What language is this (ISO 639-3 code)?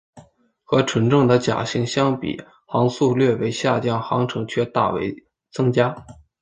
zho